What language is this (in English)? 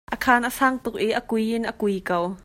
Hakha Chin